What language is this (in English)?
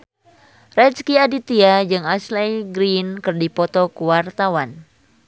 Sundanese